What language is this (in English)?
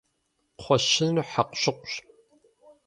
Kabardian